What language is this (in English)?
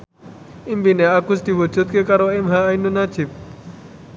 Javanese